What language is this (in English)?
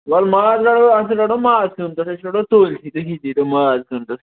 Kashmiri